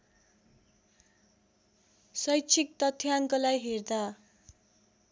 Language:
Nepali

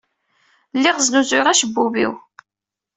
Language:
Kabyle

